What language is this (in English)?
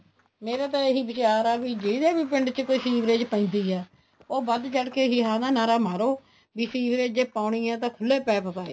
Punjabi